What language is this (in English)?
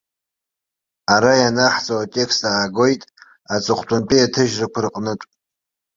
Abkhazian